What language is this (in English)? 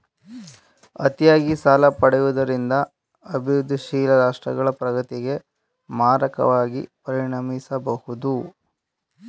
Kannada